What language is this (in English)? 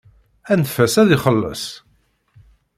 Kabyle